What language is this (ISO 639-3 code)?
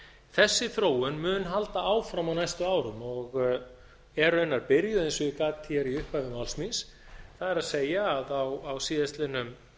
isl